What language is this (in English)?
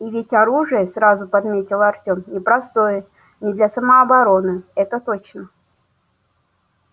Russian